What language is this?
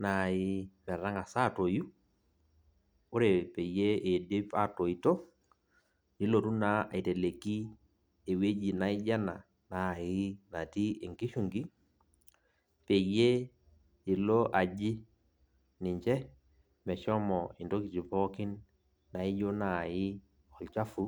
Masai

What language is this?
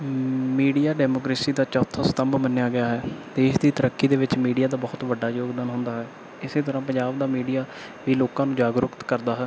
Punjabi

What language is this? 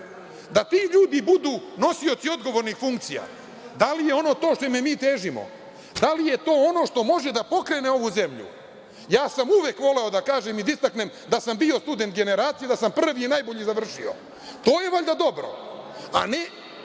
Serbian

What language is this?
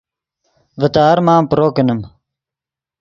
Yidgha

